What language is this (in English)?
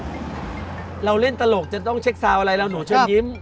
Thai